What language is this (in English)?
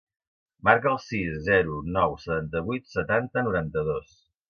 Catalan